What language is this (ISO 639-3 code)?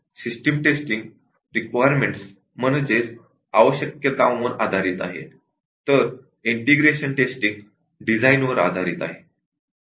mar